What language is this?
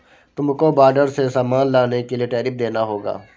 Hindi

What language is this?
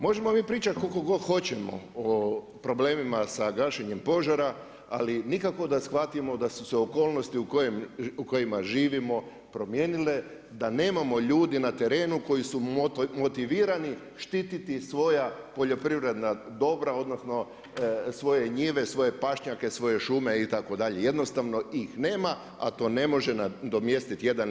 Croatian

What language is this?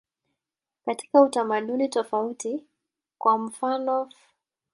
Swahili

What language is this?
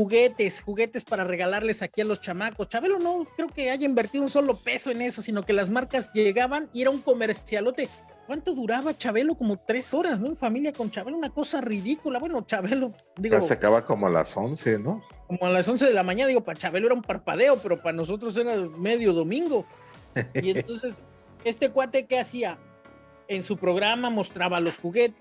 Spanish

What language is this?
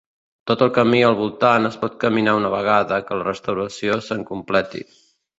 Catalan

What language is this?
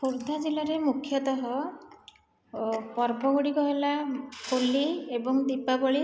Odia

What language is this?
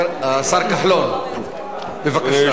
Hebrew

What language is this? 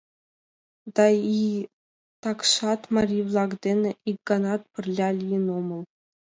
Mari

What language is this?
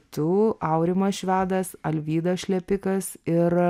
Lithuanian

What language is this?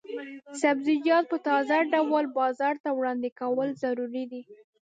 Pashto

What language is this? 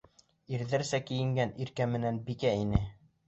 Bashkir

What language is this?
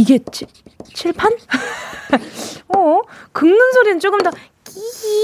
Korean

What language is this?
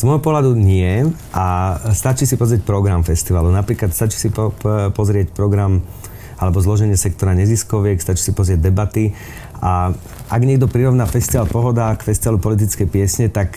Slovak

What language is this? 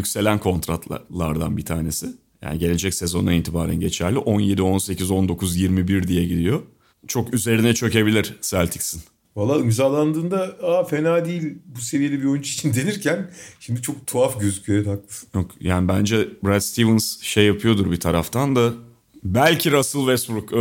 Turkish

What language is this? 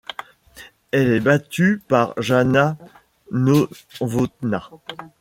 French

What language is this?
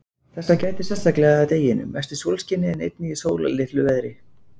Icelandic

